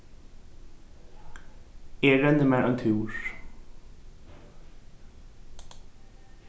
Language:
Faroese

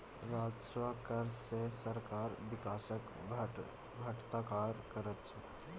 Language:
Maithili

